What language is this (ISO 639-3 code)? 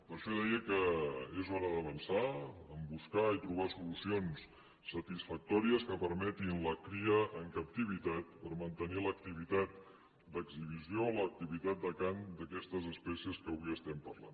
cat